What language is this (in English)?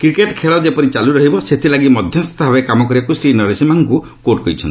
Odia